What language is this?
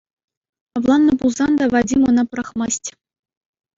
Chuvash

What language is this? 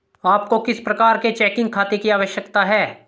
Hindi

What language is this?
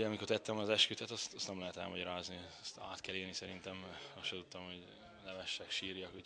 Hungarian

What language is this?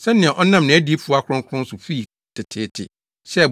Akan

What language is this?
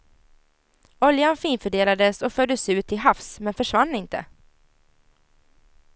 Swedish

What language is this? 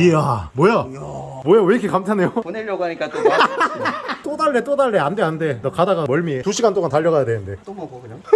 Korean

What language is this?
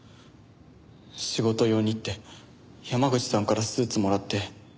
Japanese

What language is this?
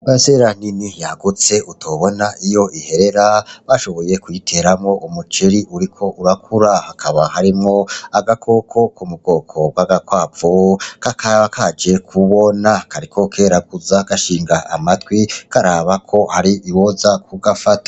Rundi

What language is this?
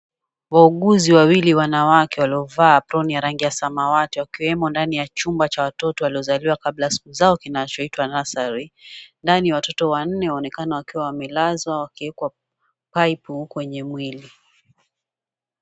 Swahili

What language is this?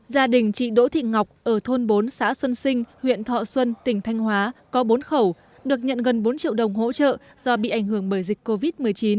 Vietnamese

